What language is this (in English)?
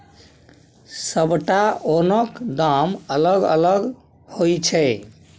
Maithili